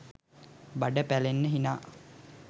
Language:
Sinhala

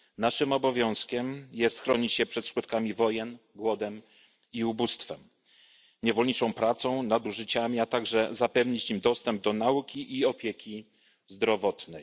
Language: Polish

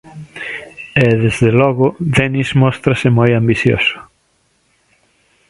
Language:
Galician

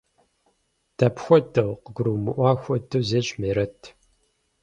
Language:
Kabardian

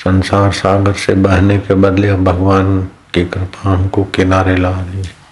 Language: Hindi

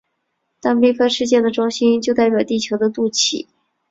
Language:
Chinese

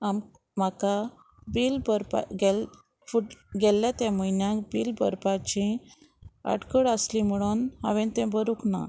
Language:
Konkani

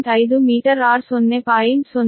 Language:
Kannada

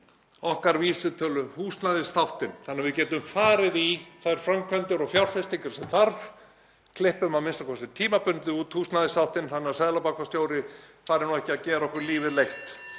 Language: Icelandic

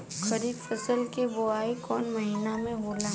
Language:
Bhojpuri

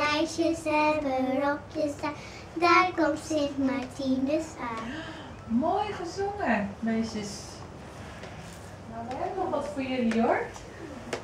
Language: Dutch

